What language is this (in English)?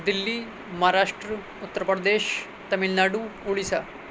Urdu